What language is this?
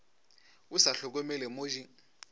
Northern Sotho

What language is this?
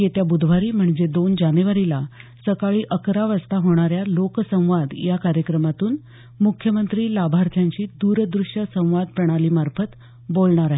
Marathi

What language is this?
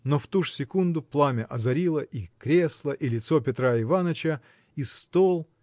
Russian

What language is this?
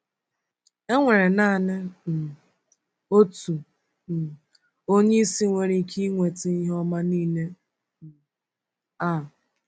Igbo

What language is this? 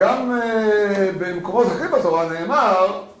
Hebrew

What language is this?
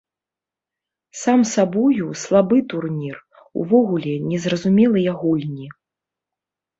Belarusian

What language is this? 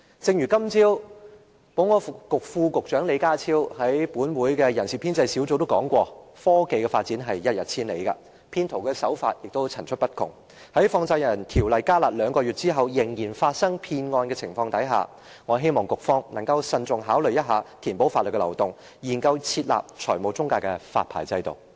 Cantonese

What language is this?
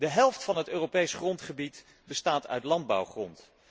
Dutch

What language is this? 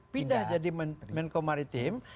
Indonesian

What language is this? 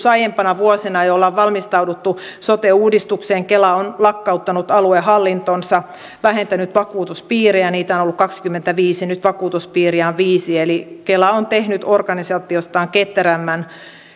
Finnish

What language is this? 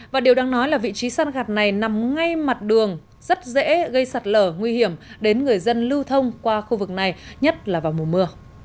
Vietnamese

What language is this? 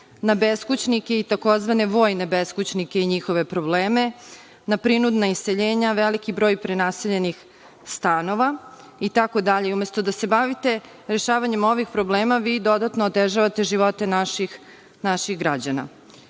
Serbian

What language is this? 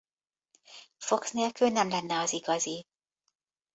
Hungarian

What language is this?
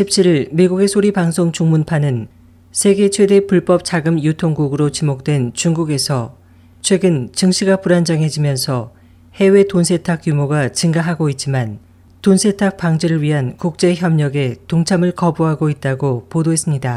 Korean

